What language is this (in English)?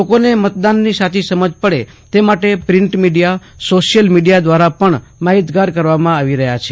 Gujarati